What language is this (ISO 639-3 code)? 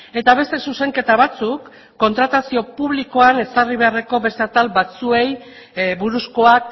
eus